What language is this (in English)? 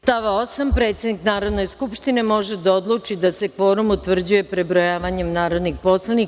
Serbian